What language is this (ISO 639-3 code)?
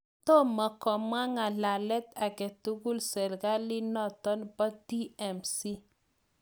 kln